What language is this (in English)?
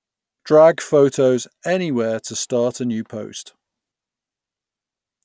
English